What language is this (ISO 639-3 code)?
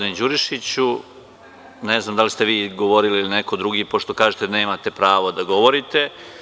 srp